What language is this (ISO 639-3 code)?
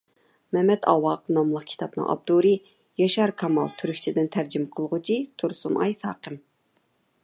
uig